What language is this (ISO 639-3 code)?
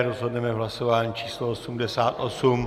ces